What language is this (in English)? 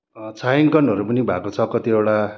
Nepali